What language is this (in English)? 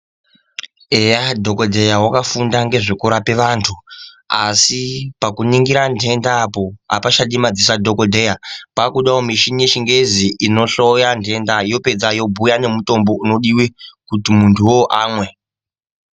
Ndau